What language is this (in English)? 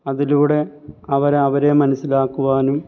Malayalam